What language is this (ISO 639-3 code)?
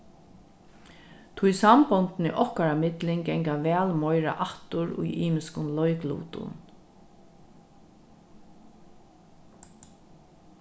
fao